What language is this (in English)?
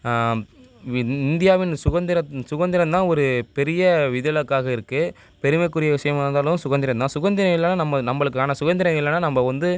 Tamil